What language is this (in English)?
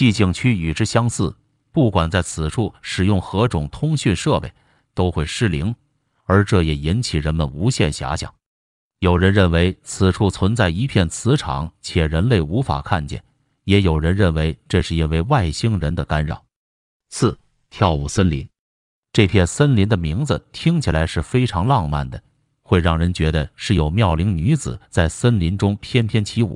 Chinese